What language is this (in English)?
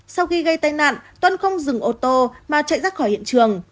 Vietnamese